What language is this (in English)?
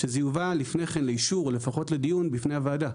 Hebrew